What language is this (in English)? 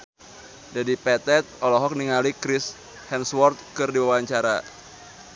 Sundanese